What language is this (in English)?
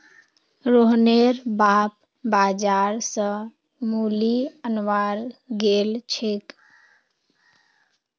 Magahi